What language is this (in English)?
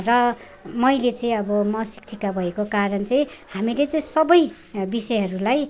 Nepali